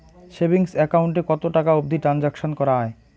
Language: Bangla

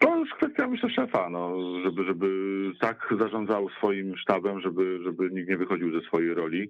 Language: Polish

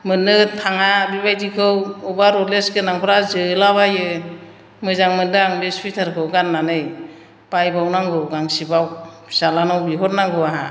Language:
Bodo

